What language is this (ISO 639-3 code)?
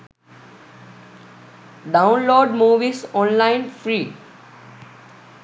sin